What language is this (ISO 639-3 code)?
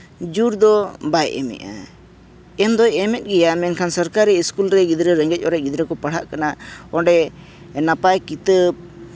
sat